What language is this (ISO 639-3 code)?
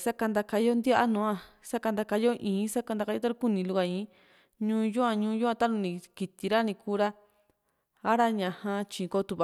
vmc